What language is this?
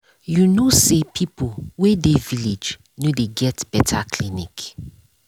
Nigerian Pidgin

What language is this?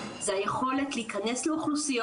Hebrew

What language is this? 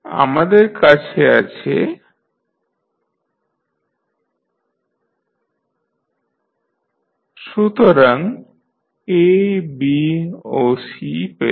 Bangla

